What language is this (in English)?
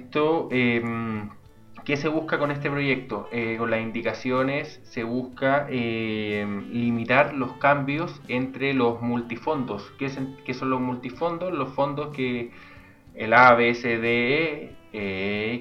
Spanish